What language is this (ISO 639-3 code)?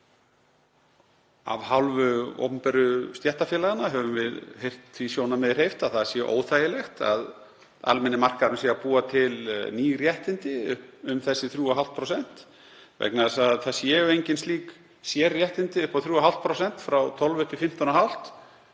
isl